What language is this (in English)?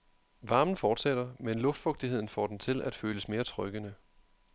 Danish